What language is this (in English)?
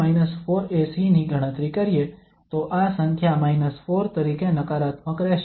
Gujarati